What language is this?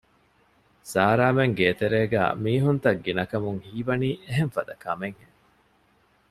Divehi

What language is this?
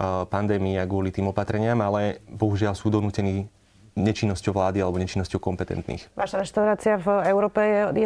Slovak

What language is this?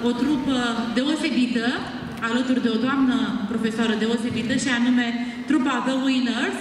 Romanian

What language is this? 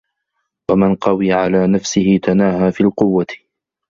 Arabic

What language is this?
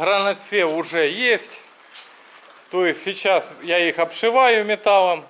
Russian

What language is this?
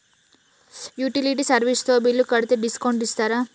Telugu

